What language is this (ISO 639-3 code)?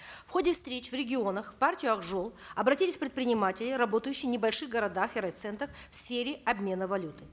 kaz